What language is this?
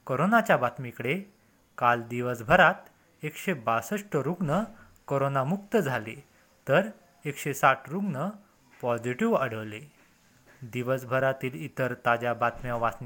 Marathi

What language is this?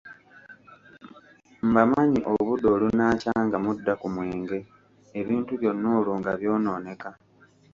Ganda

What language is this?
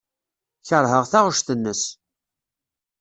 Kabyle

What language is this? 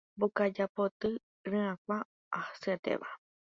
Guarani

